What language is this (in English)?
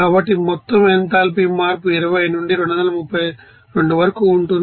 Telugu